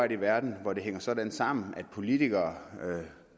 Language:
Danish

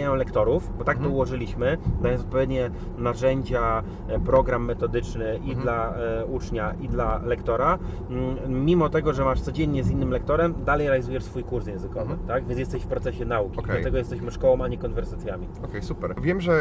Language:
Polish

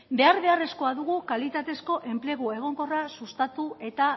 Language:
Basque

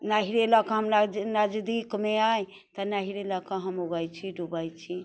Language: Maithili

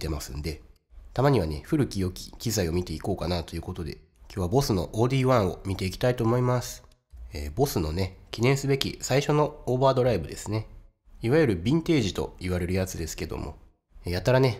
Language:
Japanese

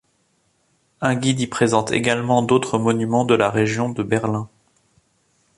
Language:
French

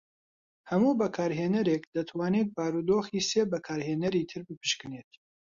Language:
Central Kurdish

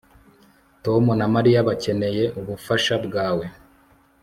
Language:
Kinyarwanda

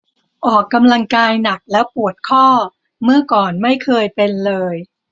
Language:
Thai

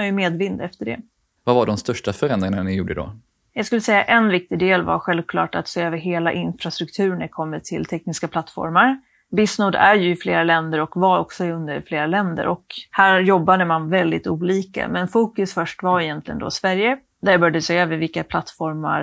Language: Swedish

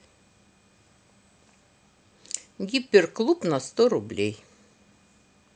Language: Russian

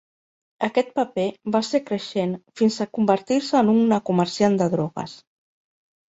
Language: Catalan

